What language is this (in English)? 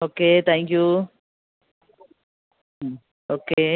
Malayalam